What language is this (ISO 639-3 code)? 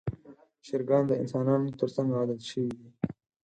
pus